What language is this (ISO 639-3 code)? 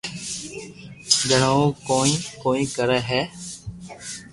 lrk